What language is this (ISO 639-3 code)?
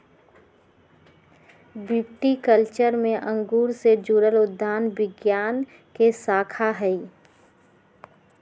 mag